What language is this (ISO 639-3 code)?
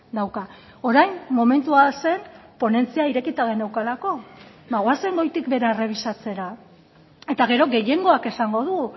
eus